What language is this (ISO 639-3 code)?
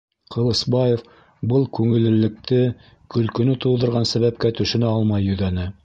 bak